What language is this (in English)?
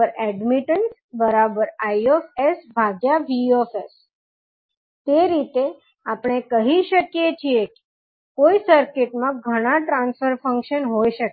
Gujarati